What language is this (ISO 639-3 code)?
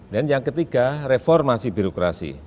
ind